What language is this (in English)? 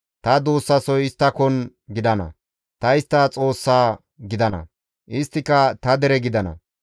Gamo